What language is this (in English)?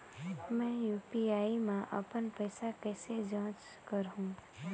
Chhattisgarhi